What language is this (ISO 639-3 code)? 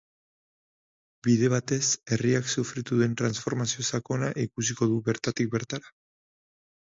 eus